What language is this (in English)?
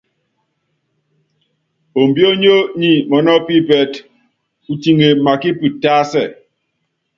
Yangben